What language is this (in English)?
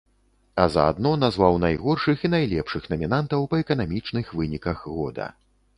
Belarusian